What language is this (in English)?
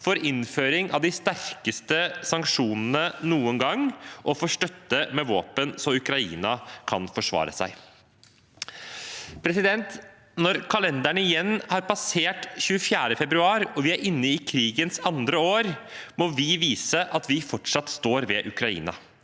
Norwegian